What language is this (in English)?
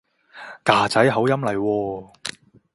Cantonese